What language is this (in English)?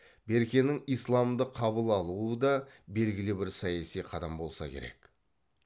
Kazakh